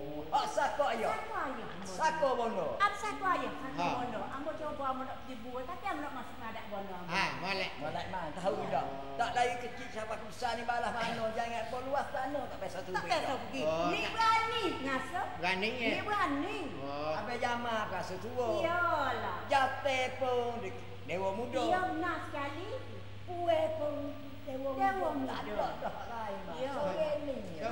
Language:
Malay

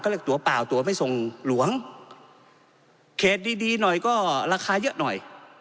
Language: Thai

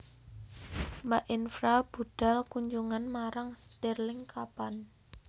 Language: Javanese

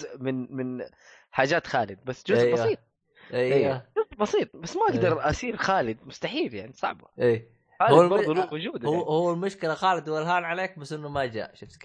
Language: Arabic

